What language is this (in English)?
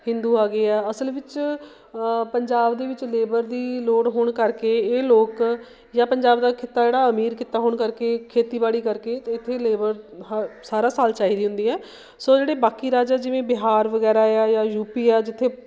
Punjabi